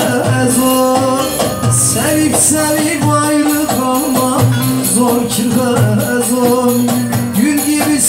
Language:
Turkish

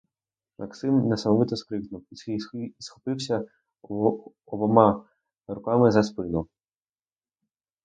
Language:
Ukrainian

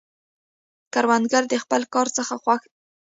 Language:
Pashto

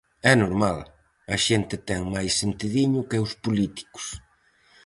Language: Galician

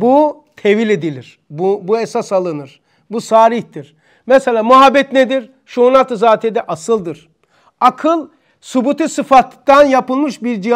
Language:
Turkish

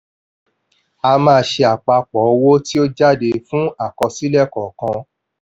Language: Yoruba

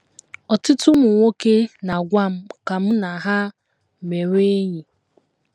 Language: Igbo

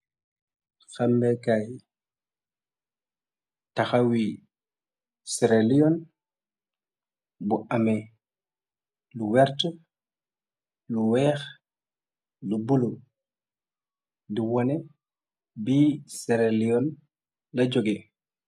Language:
Wolof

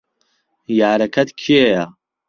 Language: Central Kurdish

